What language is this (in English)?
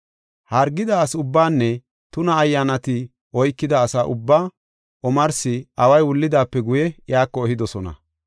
Gofa